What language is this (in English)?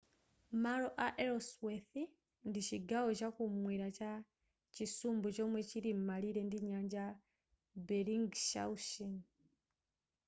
Nyanja